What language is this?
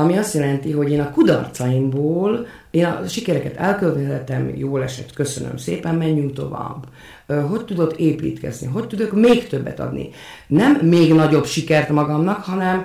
Hungarian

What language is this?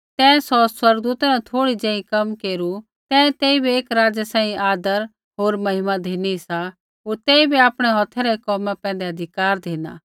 Kullu Pahari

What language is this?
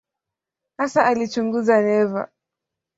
Swahili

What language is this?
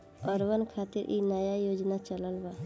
Bhojpuri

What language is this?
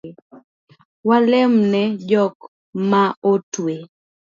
Luo (Kenya and Tanzania)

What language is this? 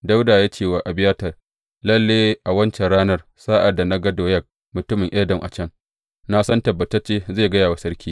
Hausa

